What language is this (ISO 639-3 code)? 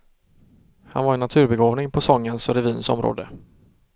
swe